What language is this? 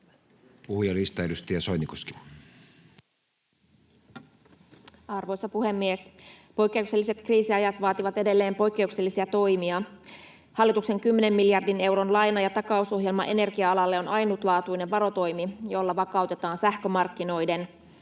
Finnish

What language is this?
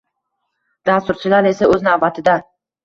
Uzbek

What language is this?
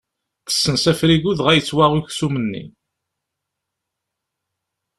Kabyle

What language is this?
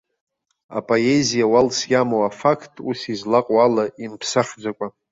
Abkhazian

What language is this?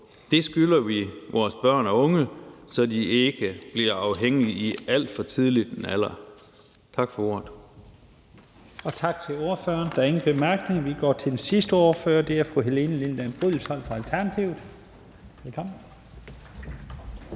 Danish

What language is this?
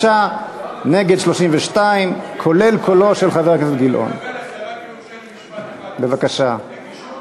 Hebrew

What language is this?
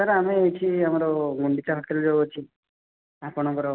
Odia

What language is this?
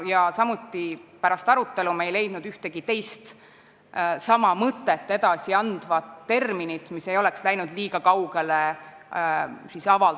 Estonian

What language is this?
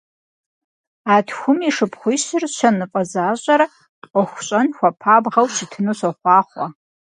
Kabardian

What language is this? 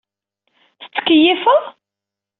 Kabyle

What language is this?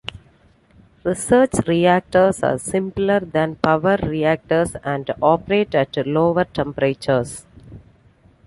English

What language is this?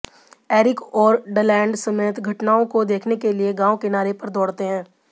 Hindi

